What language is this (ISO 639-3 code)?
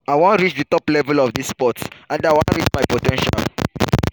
pcm